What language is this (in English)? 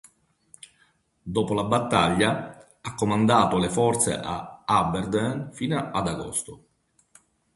Italian